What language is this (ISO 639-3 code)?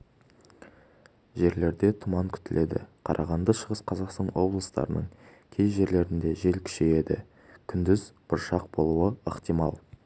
kaz